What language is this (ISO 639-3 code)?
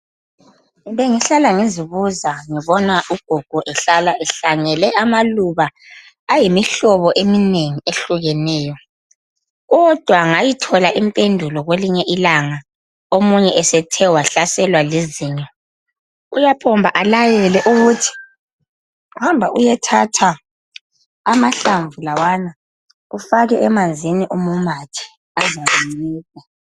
nde